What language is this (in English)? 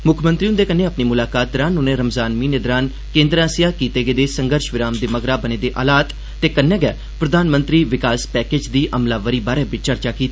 Dogri